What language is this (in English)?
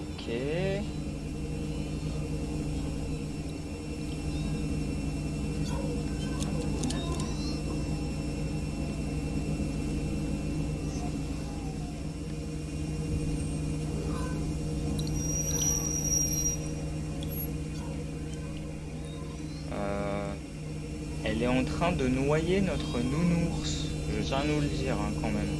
French